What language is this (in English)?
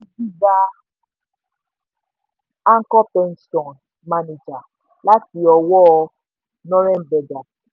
Yoruba